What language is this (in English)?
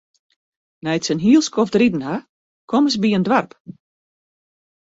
Western Frisian